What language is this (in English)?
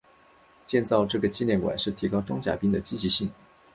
Chinese